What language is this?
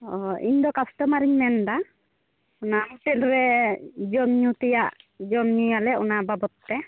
Santali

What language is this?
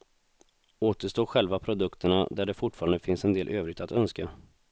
Swedish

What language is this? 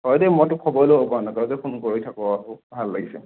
Assamese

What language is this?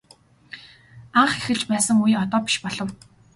Mongolian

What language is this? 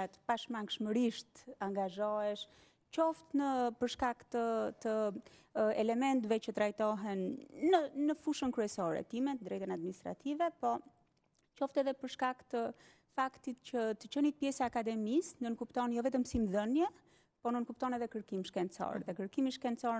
Romanian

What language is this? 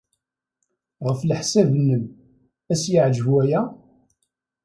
Kabyle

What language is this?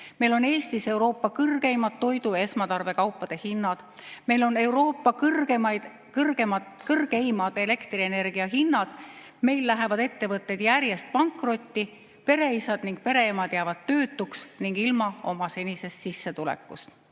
Estonian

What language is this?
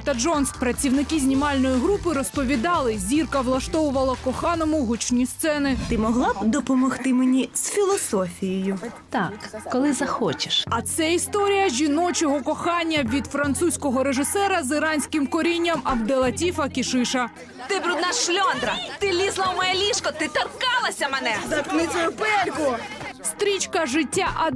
Ukrainian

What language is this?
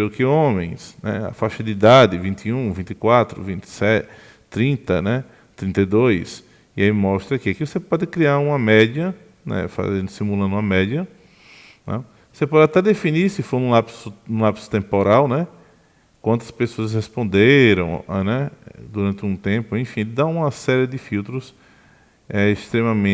Portuguese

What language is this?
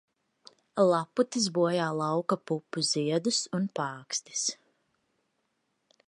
Latvian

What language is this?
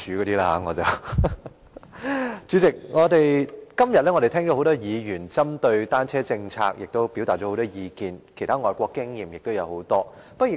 Cantonese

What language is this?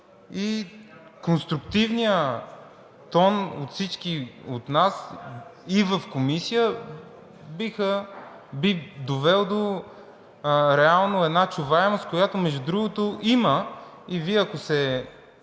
Bulgarian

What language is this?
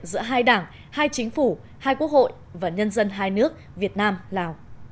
Vietnamese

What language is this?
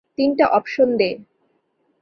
Bangla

